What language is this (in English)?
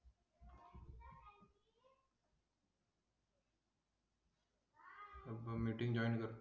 Marathi